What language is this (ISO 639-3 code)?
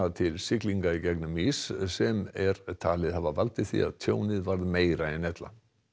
isl